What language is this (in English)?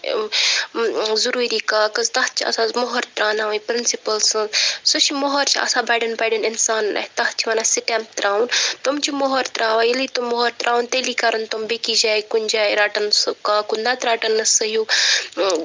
Kashmiri